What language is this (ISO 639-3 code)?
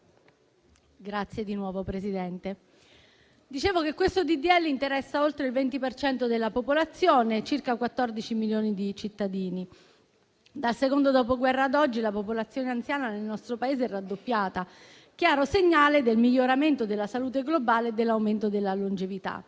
ita